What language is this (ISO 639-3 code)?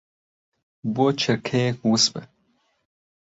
ckb